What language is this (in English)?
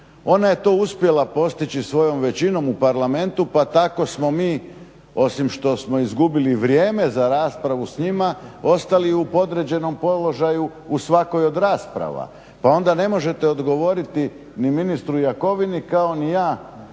Croatian